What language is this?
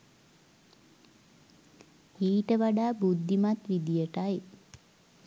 Sinhala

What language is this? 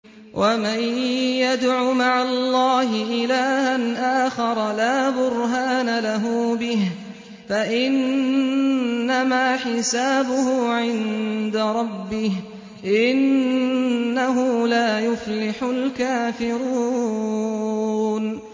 Arabic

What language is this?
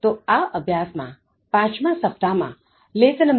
Gujarati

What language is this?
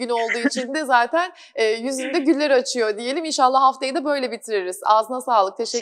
Turkish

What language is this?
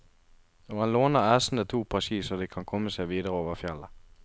Norwegian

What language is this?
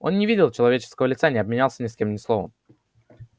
Russian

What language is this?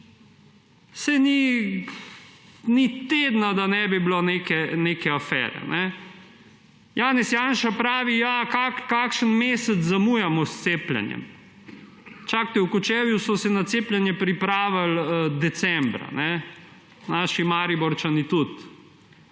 Slovenian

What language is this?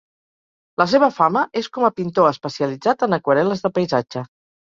Catalan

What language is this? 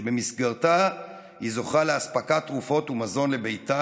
Hebrew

